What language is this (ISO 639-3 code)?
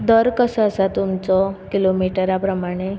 kok